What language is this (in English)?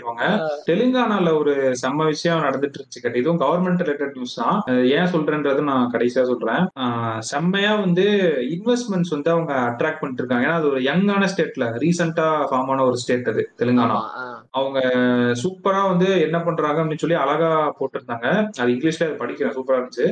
Tamil